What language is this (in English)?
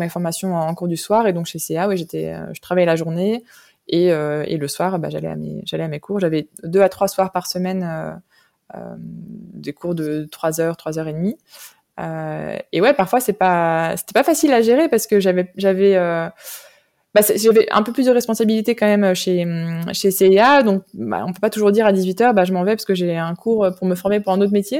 French